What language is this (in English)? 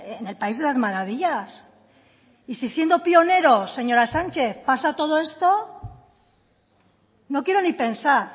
Spanish